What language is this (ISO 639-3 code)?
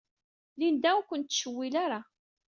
kab